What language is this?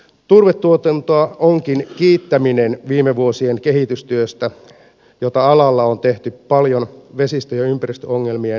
Finnish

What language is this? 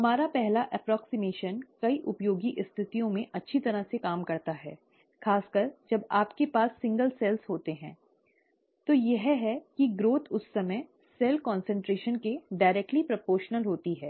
Hindi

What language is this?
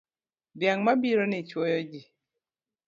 Luo (Kenya and Tanzania)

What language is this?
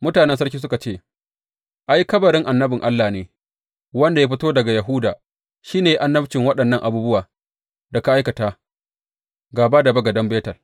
Hausa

